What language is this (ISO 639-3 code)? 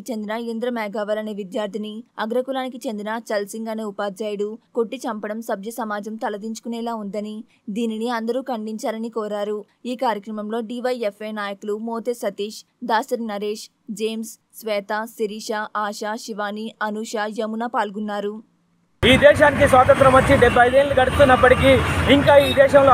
hin